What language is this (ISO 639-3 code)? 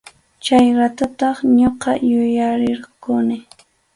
qxu